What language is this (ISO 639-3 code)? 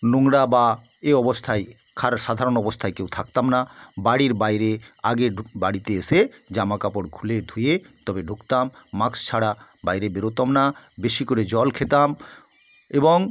ben